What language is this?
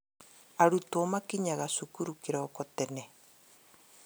Kikuyu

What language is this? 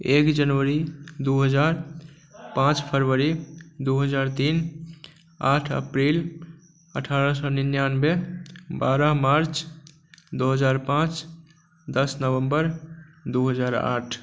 Maithili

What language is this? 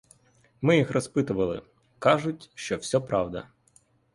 Ukrainian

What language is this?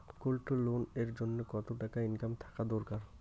Bangla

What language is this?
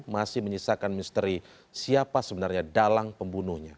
Indonesian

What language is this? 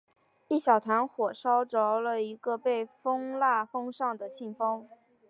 Chinese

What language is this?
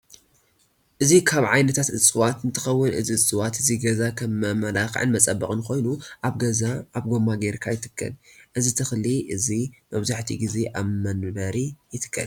Tigrinya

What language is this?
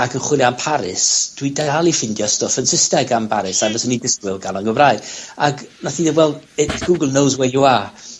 Welsh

